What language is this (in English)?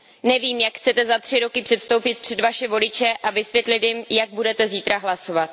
Czech